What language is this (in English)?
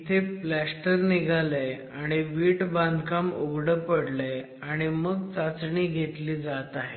Marathi